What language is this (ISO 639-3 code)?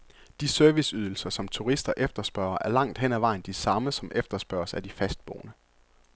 dan